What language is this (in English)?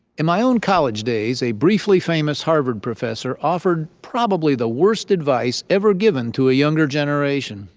English